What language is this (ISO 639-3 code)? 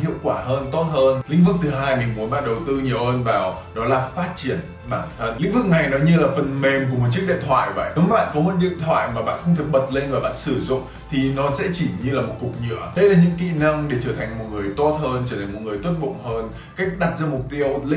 vie